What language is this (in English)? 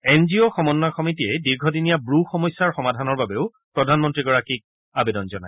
Assamese